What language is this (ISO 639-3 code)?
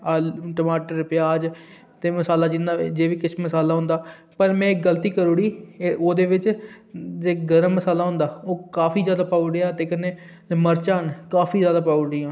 doi